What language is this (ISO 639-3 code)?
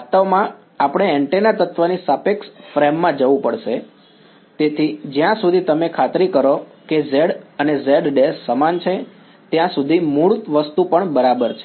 guj